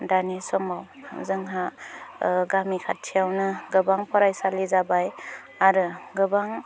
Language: Bodo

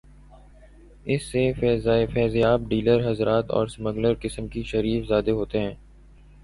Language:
Urdu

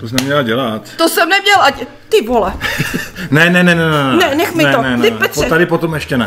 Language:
Czech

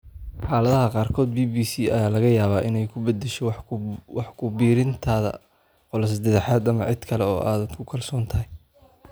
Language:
Somali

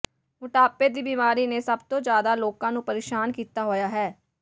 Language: Punjabi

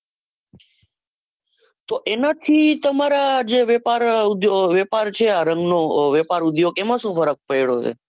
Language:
Gujarati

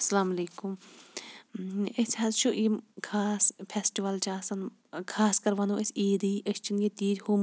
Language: Kashmiri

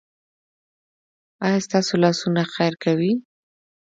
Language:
Pashto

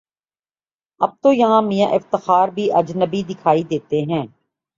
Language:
Urdu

